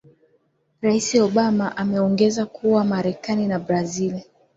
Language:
Swahili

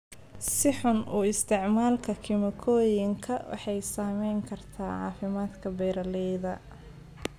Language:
Somali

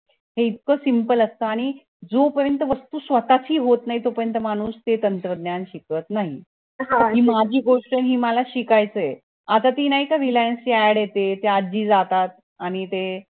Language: Marathi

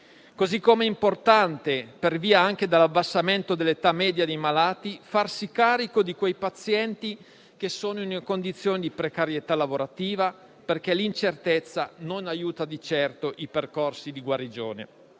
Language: Italian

